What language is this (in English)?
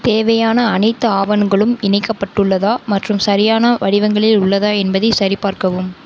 Tamil